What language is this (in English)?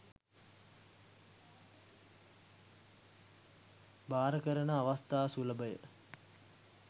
Sinhala